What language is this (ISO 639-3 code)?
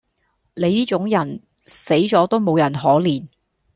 yue